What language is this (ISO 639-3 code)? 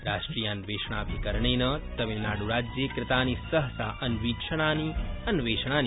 san